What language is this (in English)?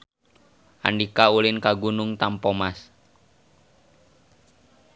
Sundanese